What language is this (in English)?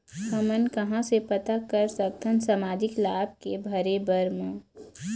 Chhattisgarhi